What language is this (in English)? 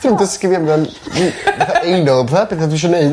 Welsh